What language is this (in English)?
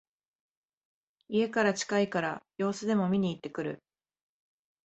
Japanese